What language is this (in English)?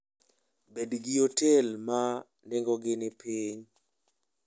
Luo (Kenya and Tanzania)